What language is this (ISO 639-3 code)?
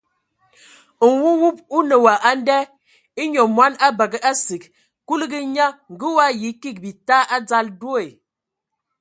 ewo